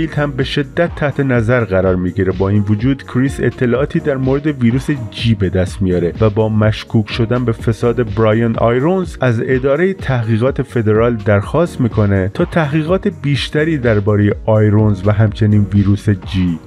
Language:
Persian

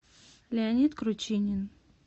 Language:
Russian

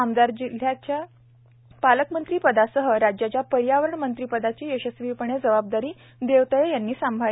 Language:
Marathi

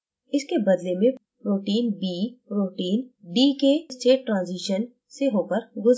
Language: Hindi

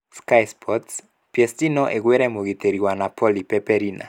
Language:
Kikuyu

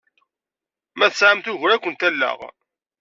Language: Kabyle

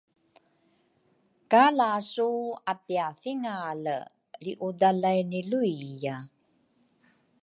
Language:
Rukai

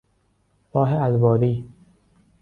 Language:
Persian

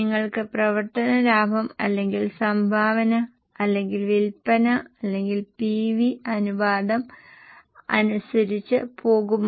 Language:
Malayalam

